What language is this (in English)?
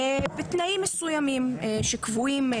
Hebrew